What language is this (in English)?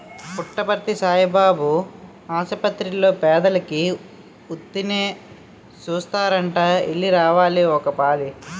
Telugu